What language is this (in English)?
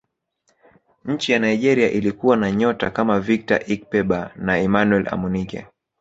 Swahili